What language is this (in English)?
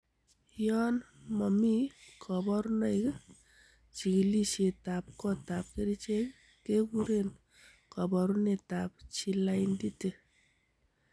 Kalenjin